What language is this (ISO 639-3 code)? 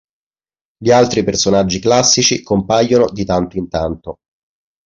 ita